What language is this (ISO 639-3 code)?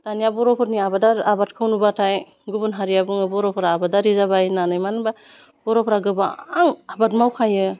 brx